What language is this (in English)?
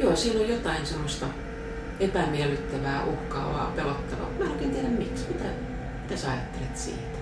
Finnish